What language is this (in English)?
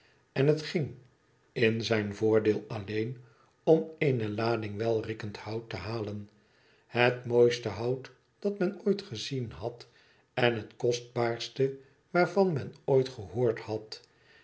Dutch